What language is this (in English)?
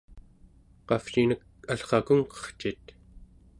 Central Yupik